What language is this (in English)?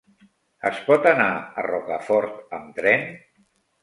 Catalan